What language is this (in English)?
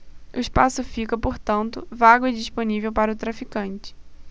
Portuguese